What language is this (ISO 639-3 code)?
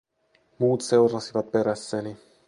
fin